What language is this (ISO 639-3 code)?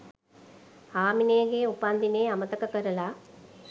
sin